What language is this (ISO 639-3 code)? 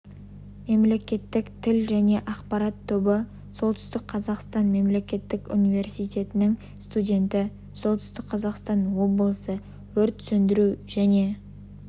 kaz